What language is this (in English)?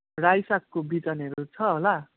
Nepali